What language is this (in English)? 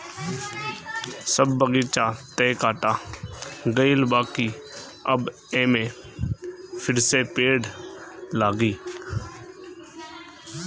Bhojpuri